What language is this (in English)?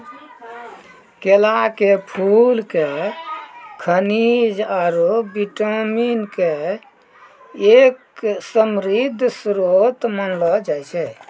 Maithili